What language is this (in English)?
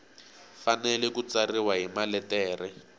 Tsonga